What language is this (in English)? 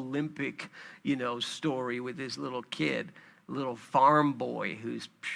English